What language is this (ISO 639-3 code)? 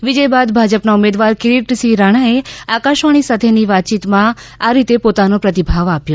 guj